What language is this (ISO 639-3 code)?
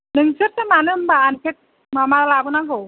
brx